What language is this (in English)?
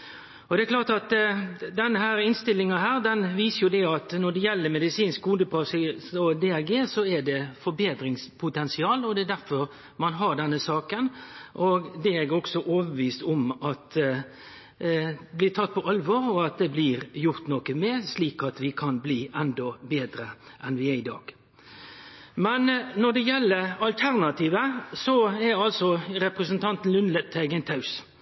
Norwegian Nynorsk